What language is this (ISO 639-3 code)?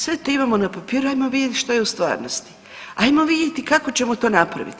hrv